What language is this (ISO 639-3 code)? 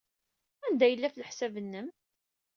kab